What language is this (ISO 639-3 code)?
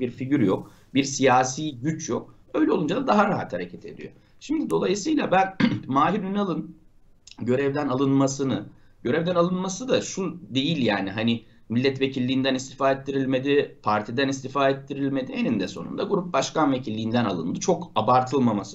tur